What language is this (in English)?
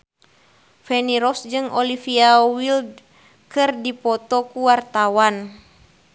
Sundanese